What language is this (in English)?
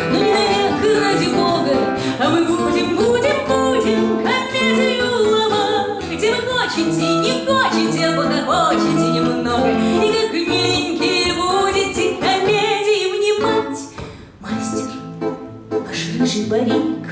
Russian